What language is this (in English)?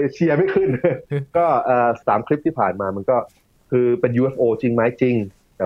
Thai